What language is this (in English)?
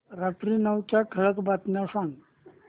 Marathi